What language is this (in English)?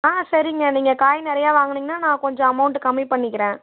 Tamil